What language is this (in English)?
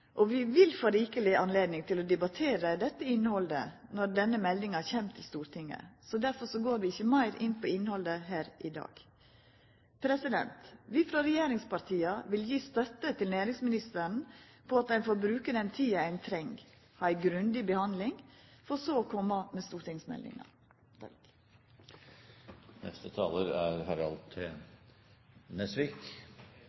Norwegian